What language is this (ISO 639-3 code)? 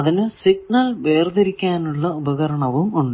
mal